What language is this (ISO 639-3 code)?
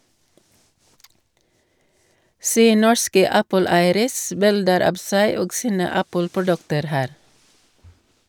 nor